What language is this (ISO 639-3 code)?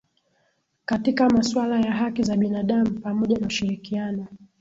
swa